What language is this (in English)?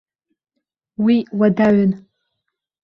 Abkhazian